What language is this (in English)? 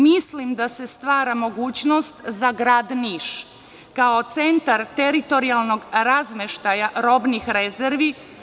Serbian